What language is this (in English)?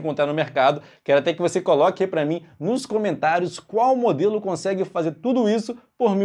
Portuguese